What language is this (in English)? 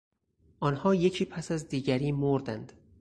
Persian